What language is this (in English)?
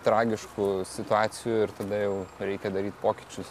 Lithuanian